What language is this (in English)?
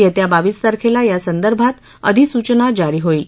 Marathi